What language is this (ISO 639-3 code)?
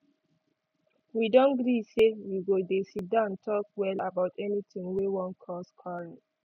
pcm